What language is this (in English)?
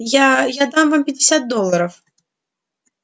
Russian